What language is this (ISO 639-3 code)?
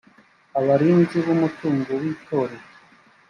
kin